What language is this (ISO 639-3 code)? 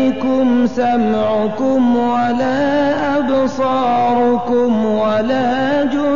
ara